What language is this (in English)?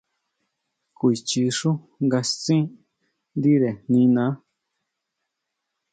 Huautla Mazatec